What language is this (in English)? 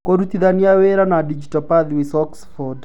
Kikuyu